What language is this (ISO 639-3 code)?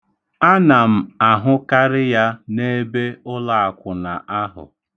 ibo